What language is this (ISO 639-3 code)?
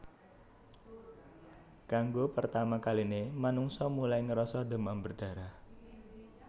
jav